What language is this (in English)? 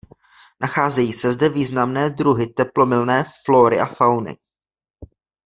Czech